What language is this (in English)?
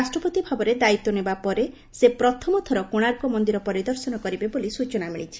Odia